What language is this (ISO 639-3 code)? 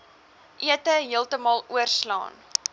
afr